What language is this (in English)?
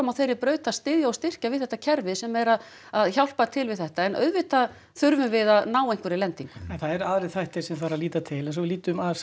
Icelandic